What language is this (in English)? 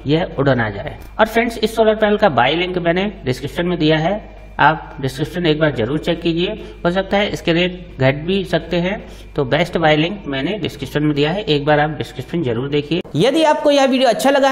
Hindi